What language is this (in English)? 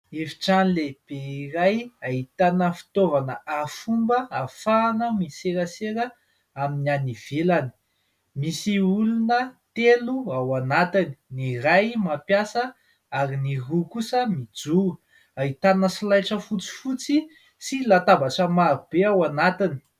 Malagasy